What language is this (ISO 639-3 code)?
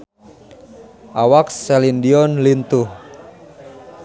sun